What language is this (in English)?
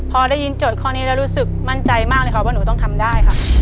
Thai